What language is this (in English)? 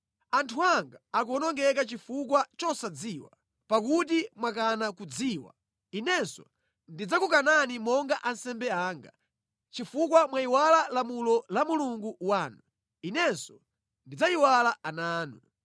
Nyanja